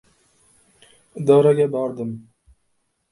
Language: Uzbek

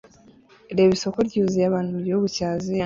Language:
Kinyarwanda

